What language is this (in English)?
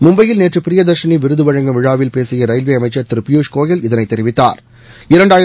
Tamil